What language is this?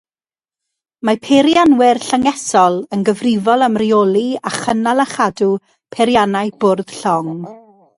Welsh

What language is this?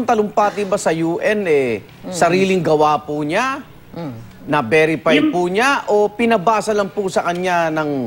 Filipino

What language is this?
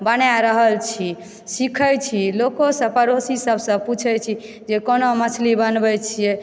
Maithili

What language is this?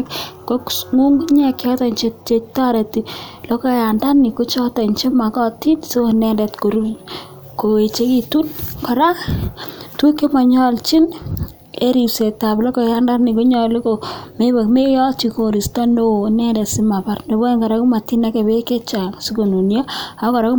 Kalenjin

